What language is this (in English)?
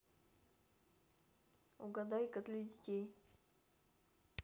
Russian